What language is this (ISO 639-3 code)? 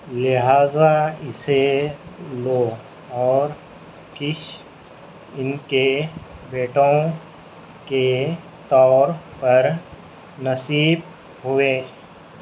urd